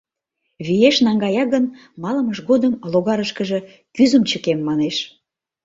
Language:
Mari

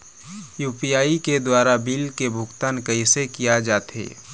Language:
Chhattisgarhi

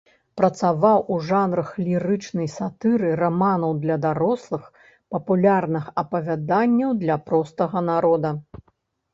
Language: Belarusian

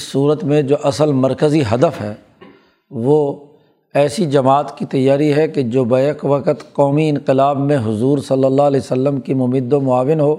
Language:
Urdu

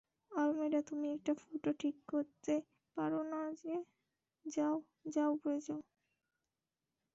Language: Bangla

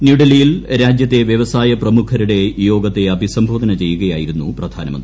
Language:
Malayalam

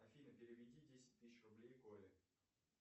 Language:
Russian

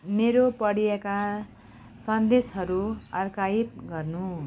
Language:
Nepali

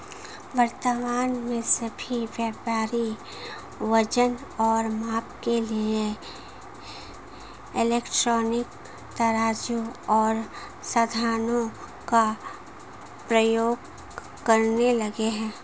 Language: Hindi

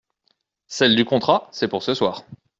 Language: French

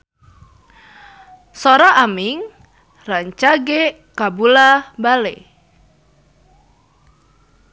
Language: Sundanese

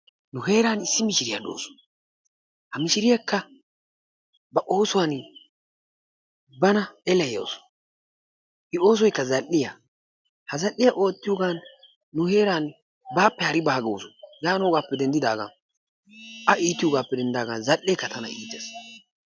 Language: Wolaytta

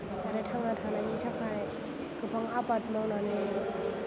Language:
Bodo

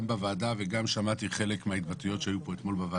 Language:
Hebrew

